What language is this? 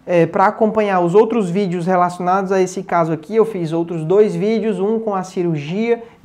Portuguese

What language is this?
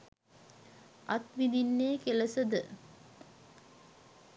Sinhala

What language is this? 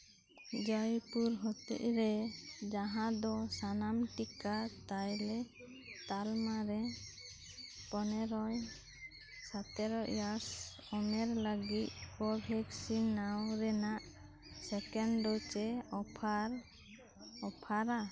Santali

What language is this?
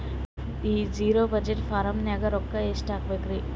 Kannada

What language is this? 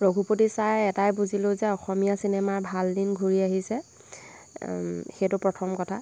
Assamese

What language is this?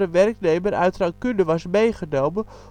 Dutch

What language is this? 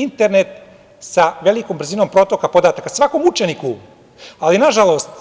Serbian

